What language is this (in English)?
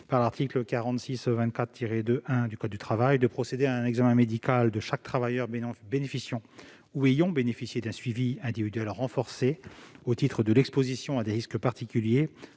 French